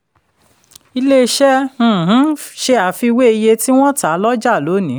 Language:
Yoruba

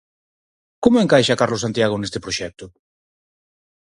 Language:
Galician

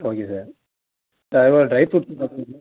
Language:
Tamil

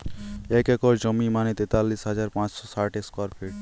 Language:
Bangla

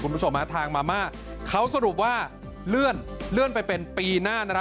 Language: Thai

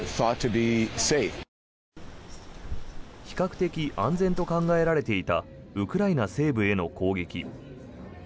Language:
Japanese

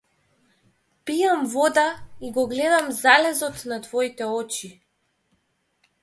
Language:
Macedonian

